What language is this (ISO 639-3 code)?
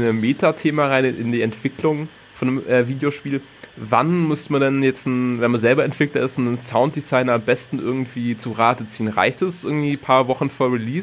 deu